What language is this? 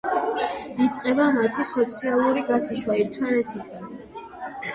Georgian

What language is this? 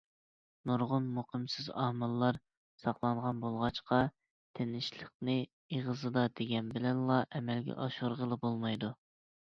Uyghur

